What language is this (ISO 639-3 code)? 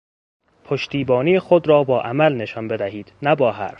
fas